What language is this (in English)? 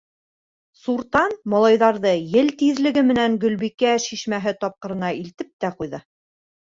Bashkir